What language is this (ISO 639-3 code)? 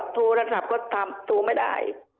tha